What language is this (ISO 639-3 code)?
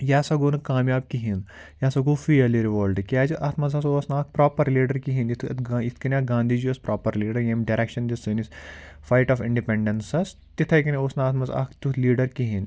kas